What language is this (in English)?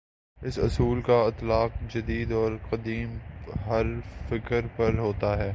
Urdu